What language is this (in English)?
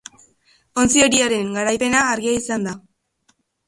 Basque